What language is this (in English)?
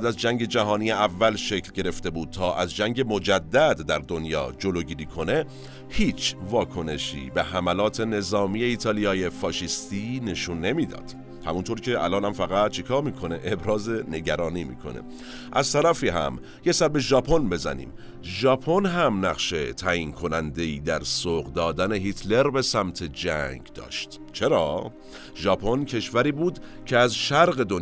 Persian